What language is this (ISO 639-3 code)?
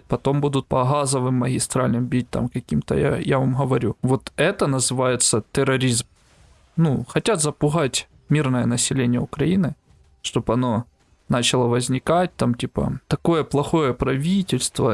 rus